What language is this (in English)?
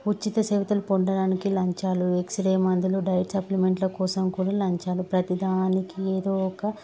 Telugu